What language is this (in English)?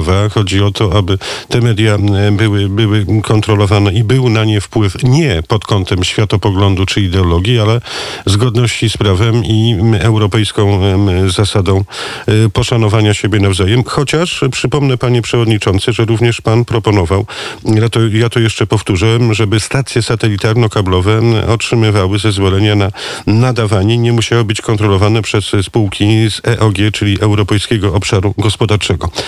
Polish